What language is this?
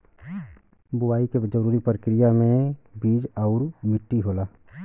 Bhojpuri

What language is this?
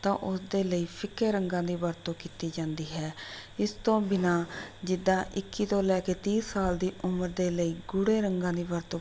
Punjabi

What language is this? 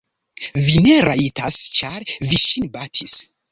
Esperanto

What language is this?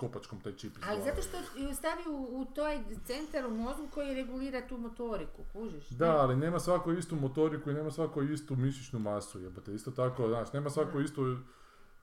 Croatian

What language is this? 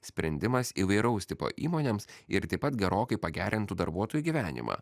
Lithuanian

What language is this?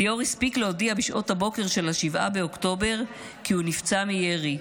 Hebrew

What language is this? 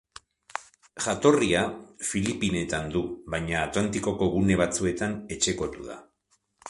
Basque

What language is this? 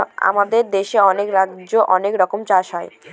Bangla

